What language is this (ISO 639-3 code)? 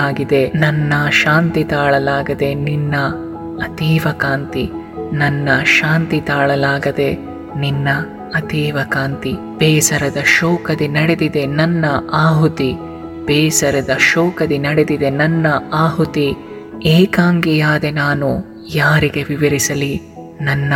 kan